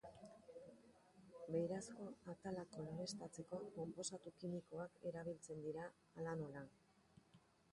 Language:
Basque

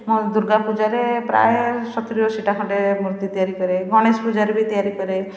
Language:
Odia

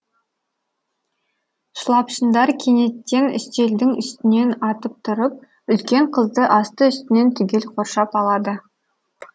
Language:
Kazakh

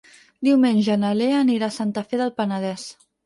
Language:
Catalan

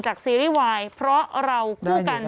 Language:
Thai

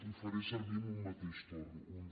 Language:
Catalan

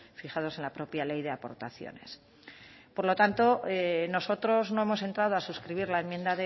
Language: Spanish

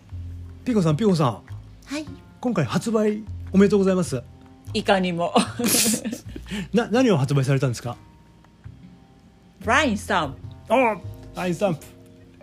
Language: Japanese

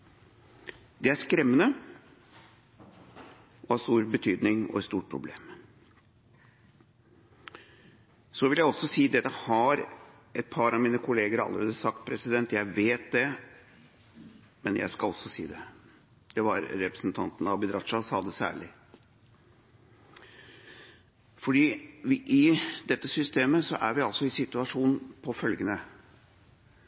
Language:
Norwegian Bokmål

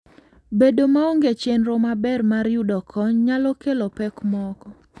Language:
Luo (Kenya and Tanzania)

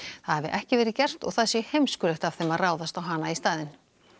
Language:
Icelandic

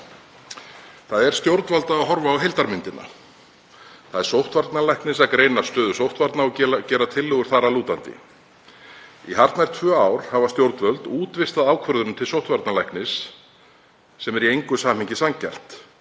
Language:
Icelandic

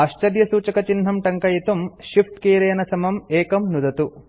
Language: Sanskrit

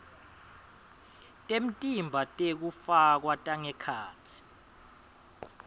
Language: Swati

